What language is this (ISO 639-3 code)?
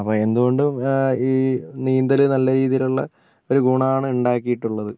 mal